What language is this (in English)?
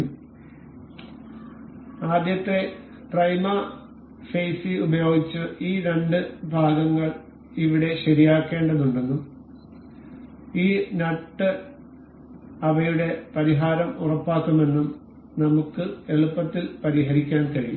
Malayalam